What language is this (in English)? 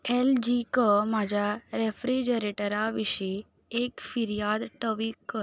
Konkani